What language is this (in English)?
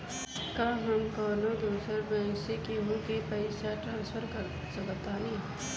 Bhojpuri